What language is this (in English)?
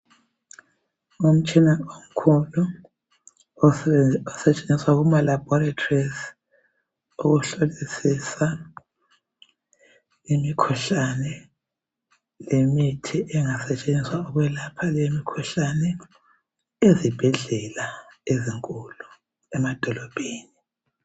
North Ndebele